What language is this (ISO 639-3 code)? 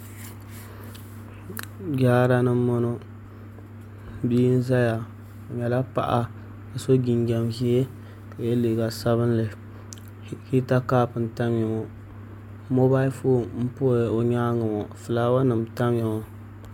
dag